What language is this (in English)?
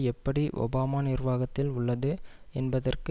Tamil